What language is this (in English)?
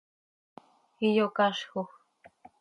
Seri